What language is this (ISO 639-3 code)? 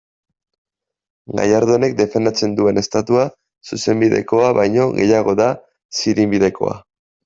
eus